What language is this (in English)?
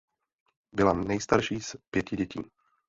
Czech